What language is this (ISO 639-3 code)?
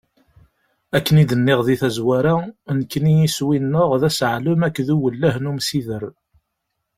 kab